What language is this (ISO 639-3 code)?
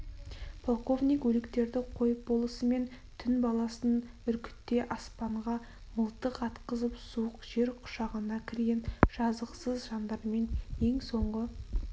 kaz